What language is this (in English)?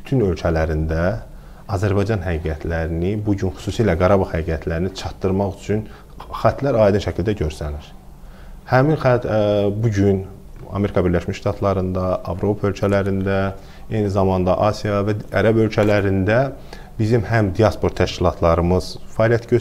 Turkish